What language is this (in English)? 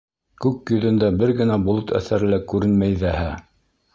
Bashkir